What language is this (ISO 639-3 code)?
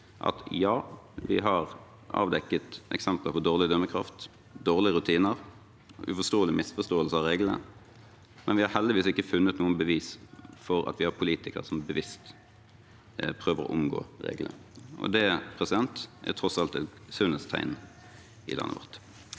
nor